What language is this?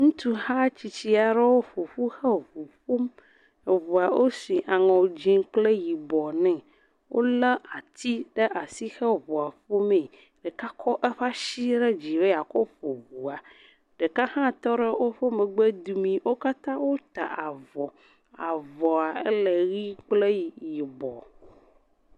Ewe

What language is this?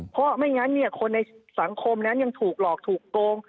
Thai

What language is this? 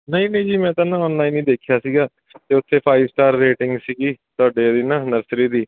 Punjabi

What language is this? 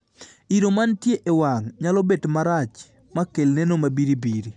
Luo (Kenya and Tanzania)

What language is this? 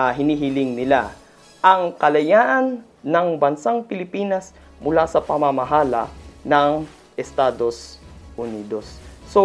Filipino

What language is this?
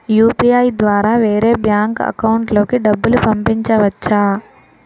Telugu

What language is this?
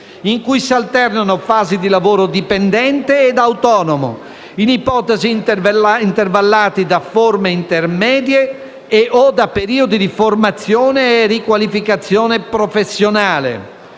Italian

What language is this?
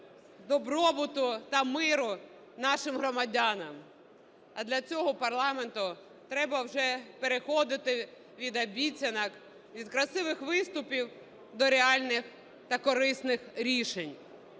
Ukrainian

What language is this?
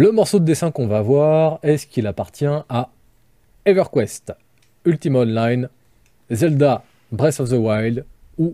French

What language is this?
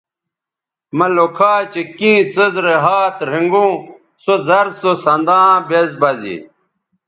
Bateri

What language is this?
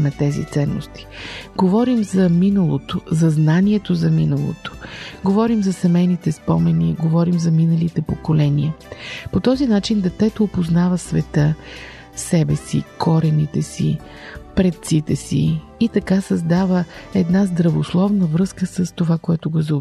Bulgarian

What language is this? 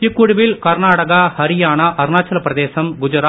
Tamil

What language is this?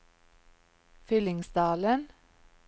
Norwegian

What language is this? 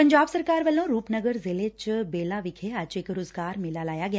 Punjabi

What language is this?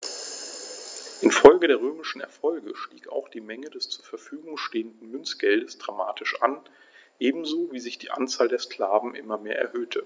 German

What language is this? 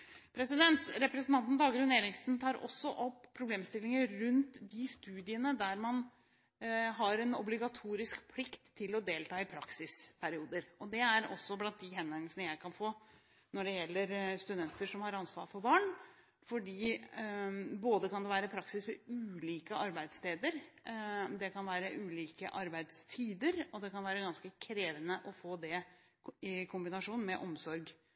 Norwegian Bokmål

